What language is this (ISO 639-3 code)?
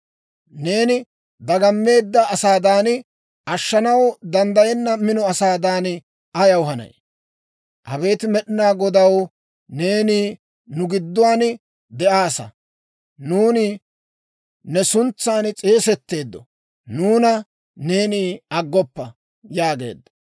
dwr